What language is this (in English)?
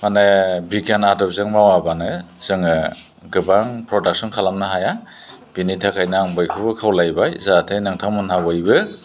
Bodo